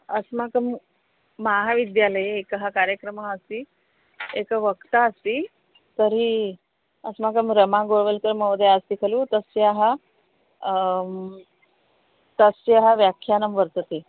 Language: Sanskrit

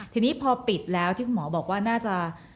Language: Thai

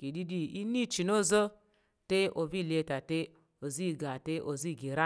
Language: Tarok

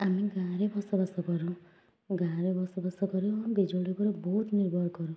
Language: Odia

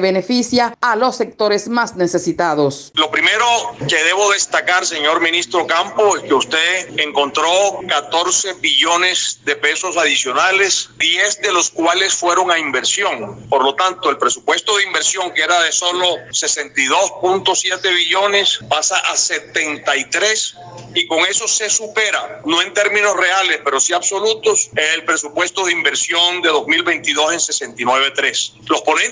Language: Spanish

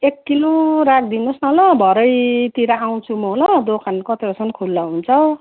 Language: Nepali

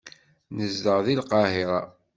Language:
Kabyle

